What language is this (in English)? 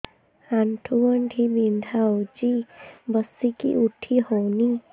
Odia